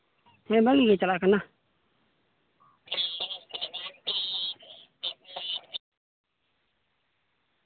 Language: Santali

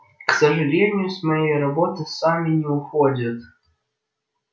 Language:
Russian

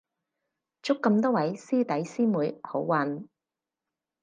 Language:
Cantonese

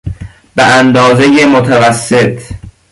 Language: Persian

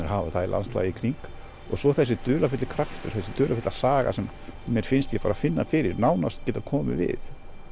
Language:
Icelandic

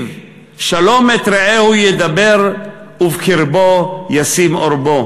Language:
Hebrew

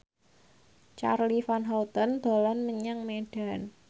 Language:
Javanese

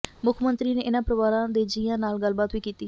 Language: Punjabi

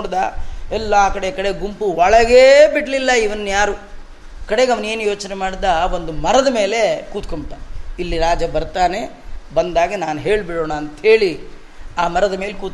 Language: Kannada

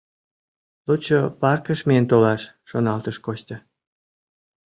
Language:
Mari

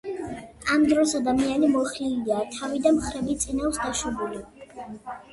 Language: Georgian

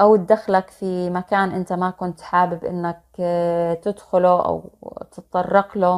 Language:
Arabic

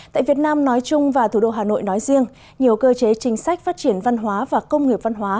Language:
Vietnamese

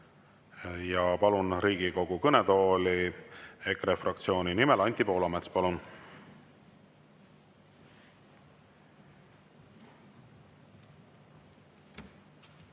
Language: Estonian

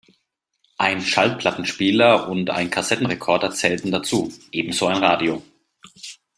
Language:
German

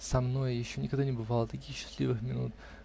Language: Russian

